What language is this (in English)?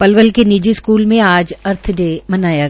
Hindi